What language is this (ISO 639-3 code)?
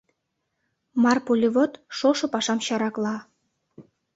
chm